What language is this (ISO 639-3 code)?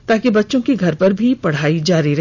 hin